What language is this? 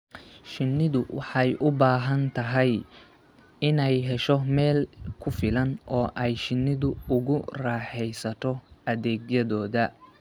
Somali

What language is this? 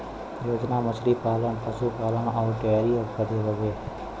Bhojpuri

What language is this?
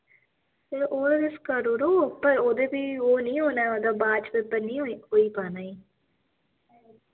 Dogri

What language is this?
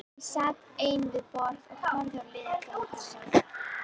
Icelandic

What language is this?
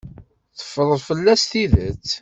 Kabyle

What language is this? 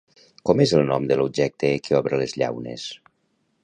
Catalan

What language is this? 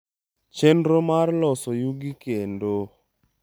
Luo (Kenya and Tanzania)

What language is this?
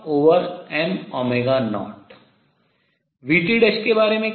Hindi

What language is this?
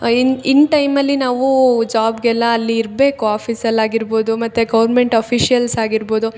Kannada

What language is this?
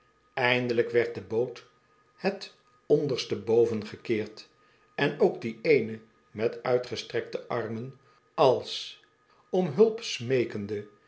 Dutch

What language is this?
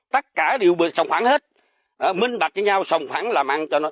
Vietnamese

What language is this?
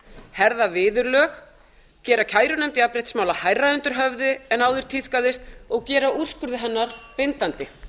Icelandic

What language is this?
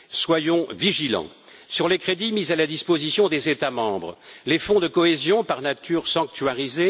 French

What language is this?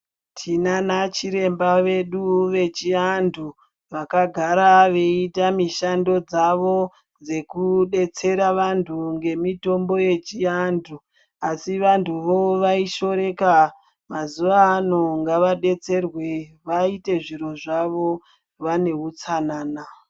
Ndau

